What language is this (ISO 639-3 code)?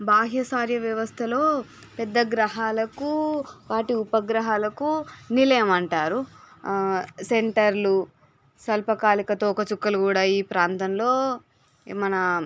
tel